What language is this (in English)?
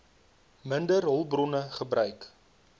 Afrikaans